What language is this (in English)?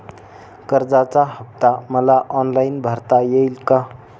Marathi